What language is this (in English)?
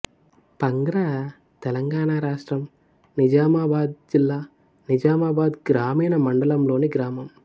Telugu